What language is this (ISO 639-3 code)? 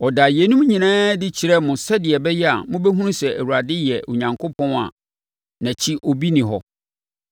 aka